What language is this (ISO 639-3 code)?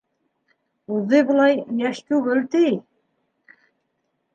bak